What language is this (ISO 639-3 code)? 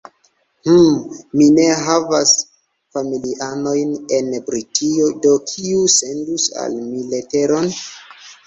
epo